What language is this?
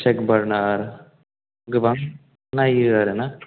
Bodo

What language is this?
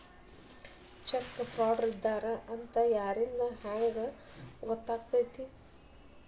Kannada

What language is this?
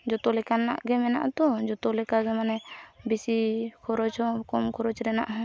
Santali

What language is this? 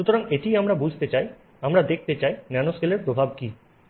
Bangla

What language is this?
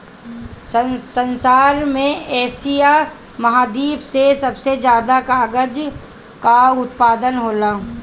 Bhojpuri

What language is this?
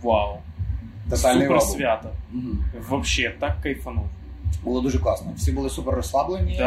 Ukrainian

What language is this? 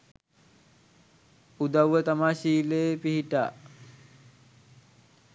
Sinhala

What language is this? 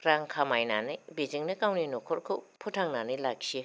Bodo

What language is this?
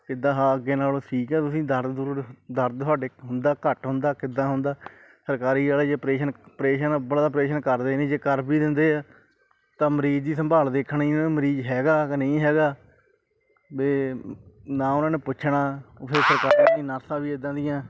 Punjabi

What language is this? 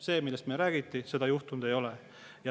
Estonian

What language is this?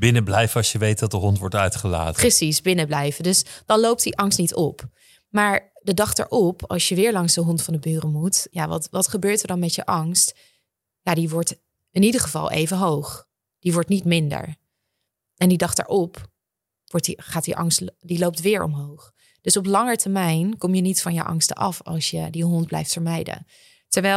Dutch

